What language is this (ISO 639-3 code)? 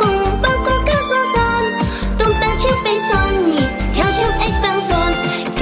vie